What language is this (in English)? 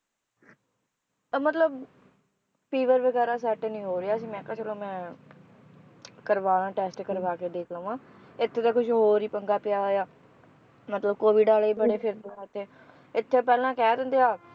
Punjabi